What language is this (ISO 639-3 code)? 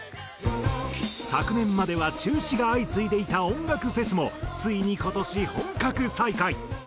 jpn